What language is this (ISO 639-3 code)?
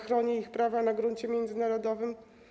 pol